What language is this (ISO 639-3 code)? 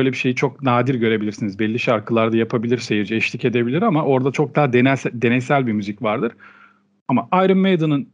tur